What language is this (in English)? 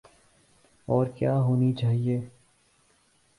Urdu